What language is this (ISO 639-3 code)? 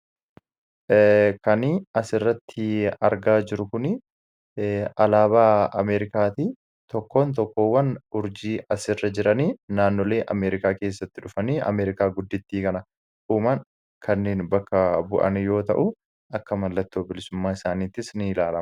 orm